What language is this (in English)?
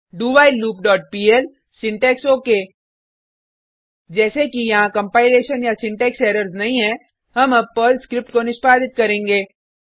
Hindi